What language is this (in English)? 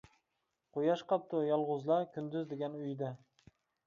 Uyghur